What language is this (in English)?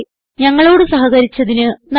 Malayalam